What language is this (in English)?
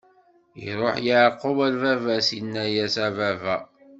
Kabyle